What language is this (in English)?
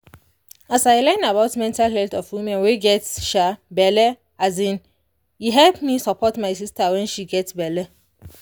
Nigerian Pidgin